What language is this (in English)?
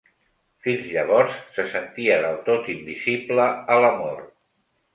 Catalan